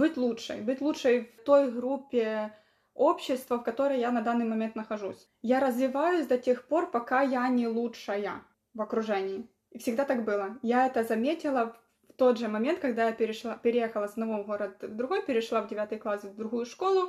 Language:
Russian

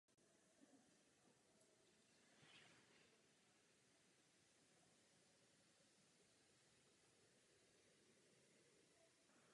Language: Czech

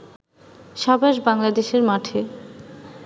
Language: Bangla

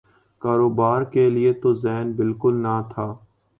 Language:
Urdu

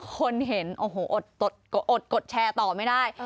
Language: Thai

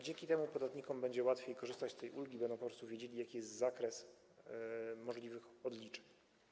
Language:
Polish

